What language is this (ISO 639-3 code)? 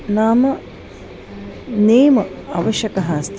san